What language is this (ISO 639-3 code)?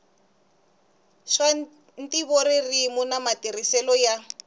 tso